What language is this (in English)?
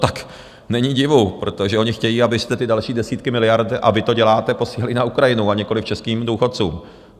Czech